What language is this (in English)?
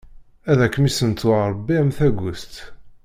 Kabyle